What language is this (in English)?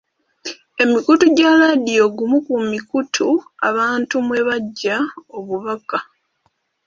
Ganda